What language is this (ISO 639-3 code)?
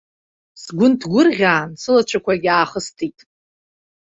abk